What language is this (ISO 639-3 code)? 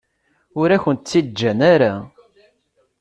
kab